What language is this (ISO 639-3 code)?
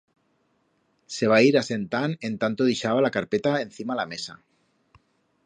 arg